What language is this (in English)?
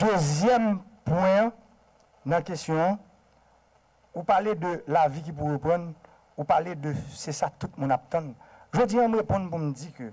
French